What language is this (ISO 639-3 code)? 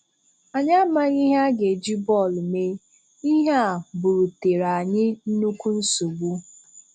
ibo